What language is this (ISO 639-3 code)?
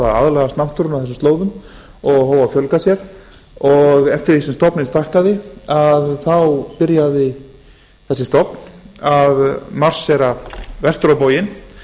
isl